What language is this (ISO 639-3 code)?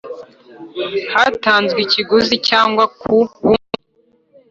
kin